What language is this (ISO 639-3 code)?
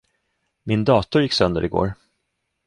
swe